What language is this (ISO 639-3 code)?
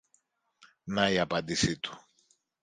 ell